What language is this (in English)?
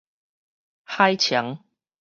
Min Nan Chinese